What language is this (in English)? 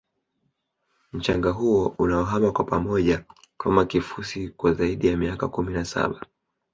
Swahili